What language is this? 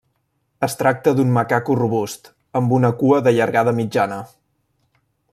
Catalan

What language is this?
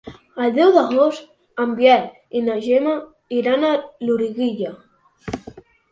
Catalan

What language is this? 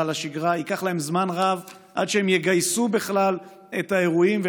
Hebrew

